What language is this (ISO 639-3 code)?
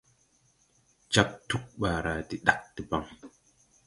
tui